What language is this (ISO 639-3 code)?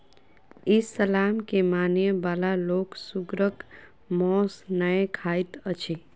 mai